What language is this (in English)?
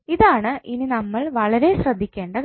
Malayalam